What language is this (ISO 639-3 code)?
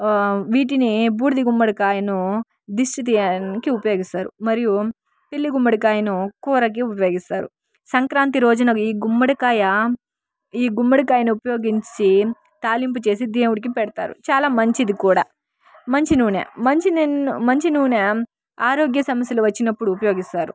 tel